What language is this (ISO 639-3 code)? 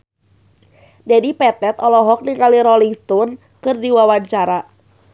sun